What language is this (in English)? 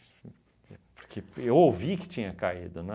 Portuguese